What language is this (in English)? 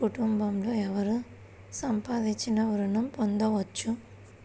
Telugu